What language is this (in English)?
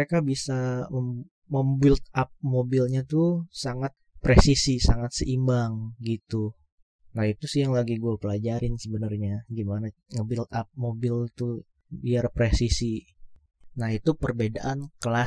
Indonesian